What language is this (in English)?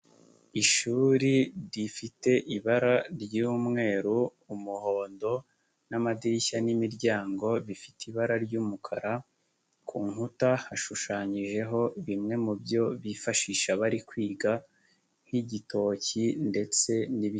Kinyarwanda